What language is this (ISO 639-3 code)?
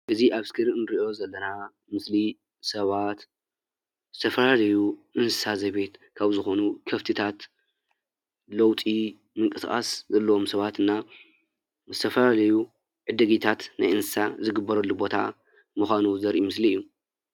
tir